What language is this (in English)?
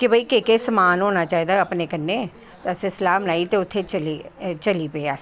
Dogri